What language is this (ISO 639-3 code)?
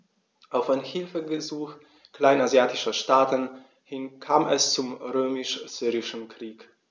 deu